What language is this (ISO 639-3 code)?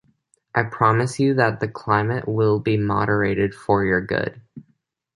eng